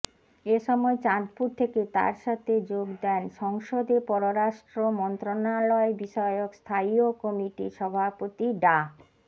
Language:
Bangla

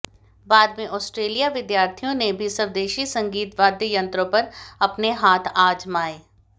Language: Hindi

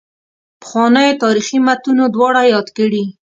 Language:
Pashto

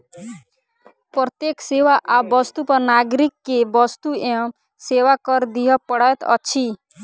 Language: Maithili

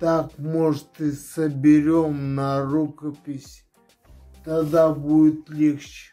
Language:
Russian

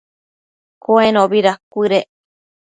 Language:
Matsés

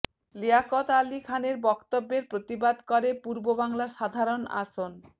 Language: Bangla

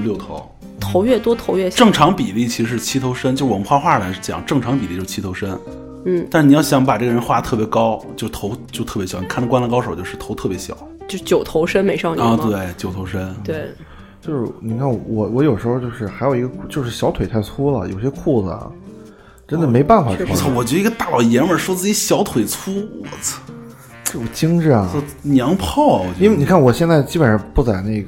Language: Chinese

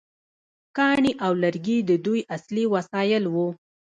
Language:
Pashto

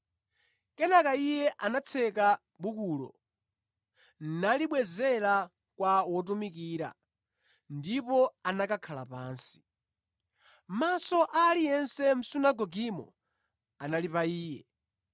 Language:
Nyanja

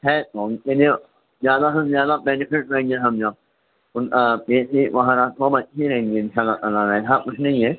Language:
Urdu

